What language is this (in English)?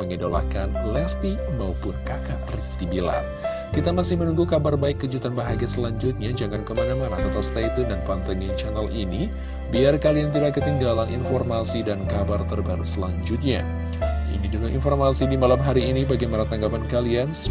Indonesian